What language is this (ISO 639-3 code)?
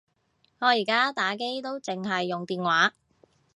yue